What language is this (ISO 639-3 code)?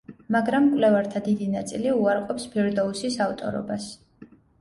kat